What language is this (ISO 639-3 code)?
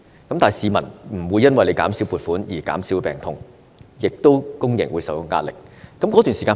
yue